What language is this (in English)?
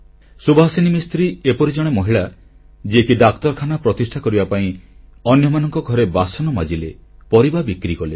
Odia